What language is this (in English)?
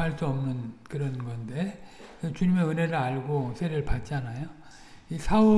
Korean